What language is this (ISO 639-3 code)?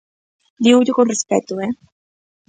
glg